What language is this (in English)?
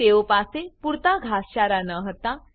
Gujarati